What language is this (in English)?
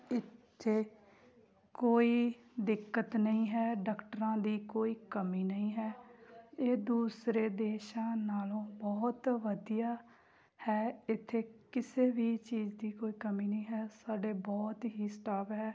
Punjabi